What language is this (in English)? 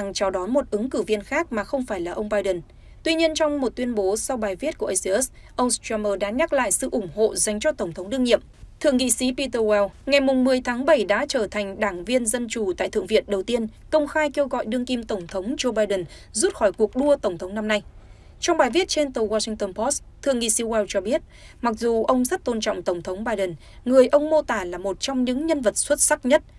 Vietnamese